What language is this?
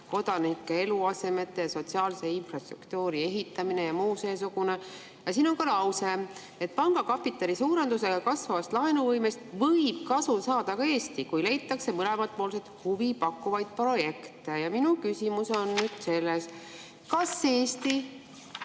Estonian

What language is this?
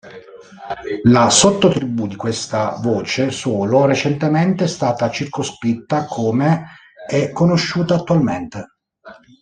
Italian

